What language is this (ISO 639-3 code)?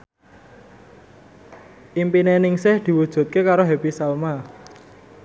jav